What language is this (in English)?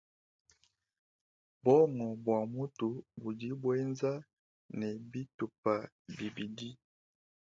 Luba-Lulua